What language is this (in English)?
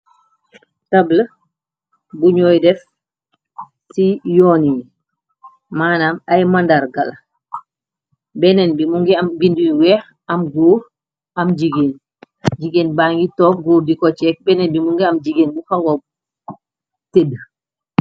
Wolof